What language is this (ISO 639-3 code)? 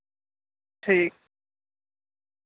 doi